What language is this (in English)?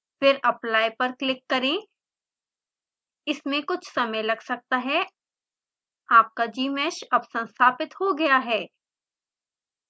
Hindi